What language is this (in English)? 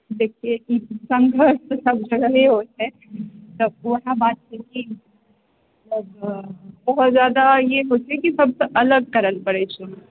Maithili